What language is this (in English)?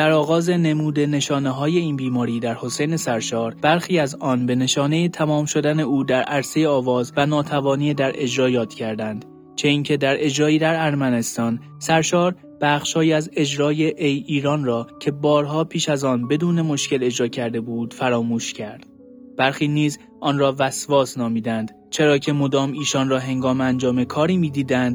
Persian